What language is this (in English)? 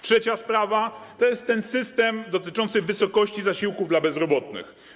Polish